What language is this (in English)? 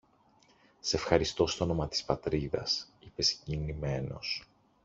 Greek